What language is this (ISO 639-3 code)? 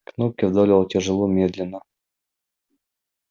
rus